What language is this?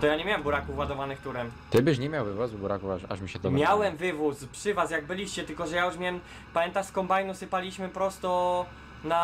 Polish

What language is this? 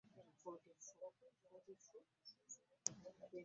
Ganda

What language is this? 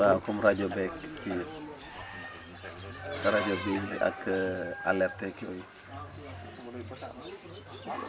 Wolof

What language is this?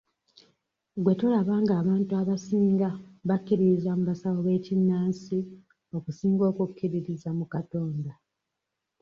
Ganda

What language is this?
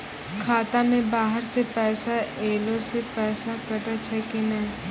Maithili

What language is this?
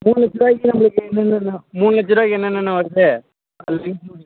Tamil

